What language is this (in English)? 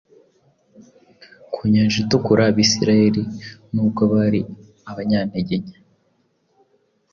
Kinyarwanda